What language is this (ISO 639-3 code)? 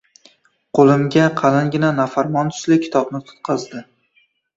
uzb